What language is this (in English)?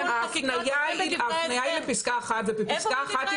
Hebrew